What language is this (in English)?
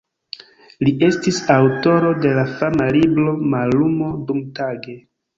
Esperanto